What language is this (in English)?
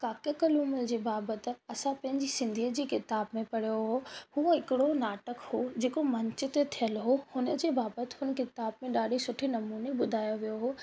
Sindhi